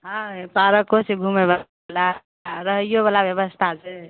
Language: Maithili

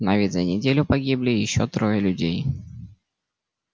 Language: Russian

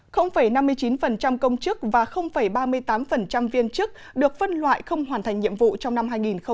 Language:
Vietnamese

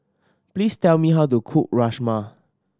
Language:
English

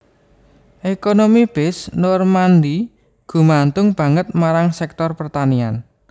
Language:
Javanese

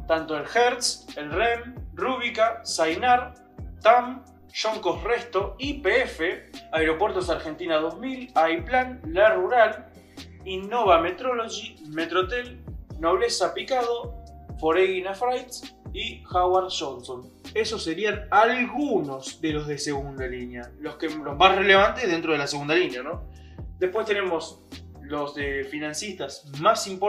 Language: Spanish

